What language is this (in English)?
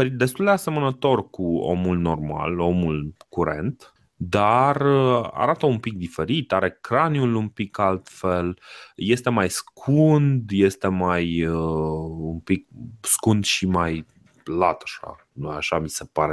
Romanian